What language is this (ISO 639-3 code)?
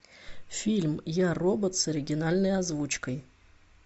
rus